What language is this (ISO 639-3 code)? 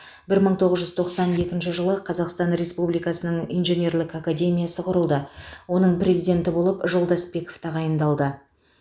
kaz